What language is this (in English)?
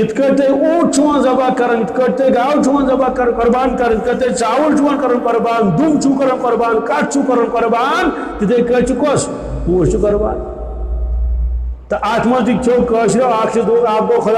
Romanian